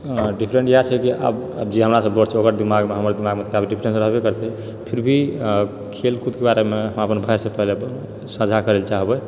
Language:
Maithili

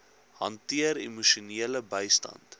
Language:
Afrikaans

